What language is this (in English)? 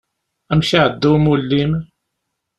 Kabyle